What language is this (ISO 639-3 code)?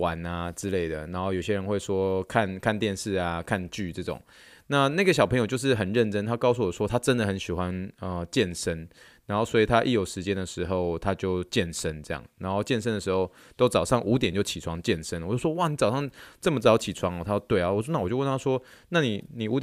zho